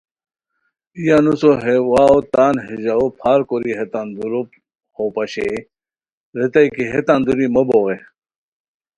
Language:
Khowar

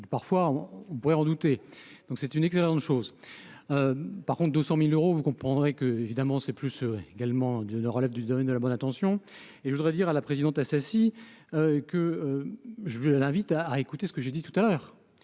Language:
French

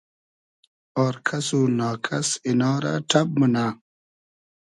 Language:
Hazaragi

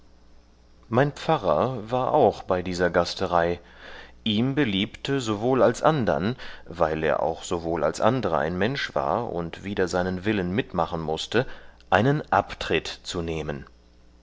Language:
German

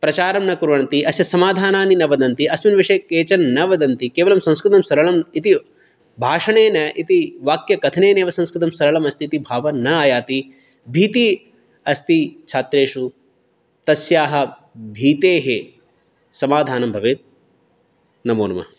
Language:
Sanskrit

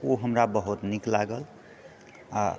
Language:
Maithili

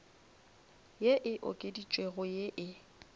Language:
Northern Sotho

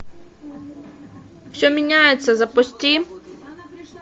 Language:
Russian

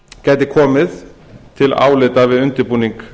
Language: Icelandic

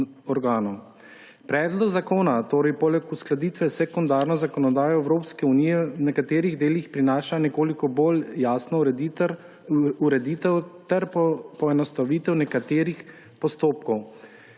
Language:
Slovenian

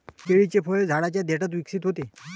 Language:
Marathi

